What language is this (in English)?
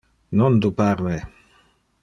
Interlingua